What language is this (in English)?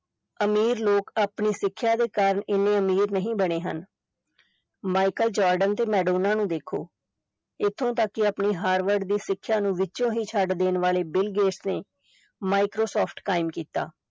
Punjabi